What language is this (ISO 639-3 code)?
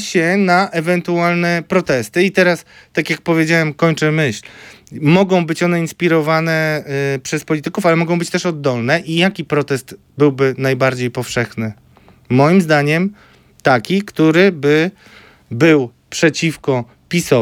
pol